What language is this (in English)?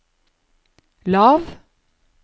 Norwegian